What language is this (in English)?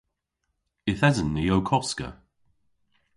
Cornish